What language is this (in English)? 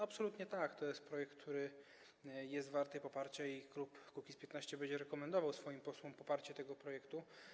Polish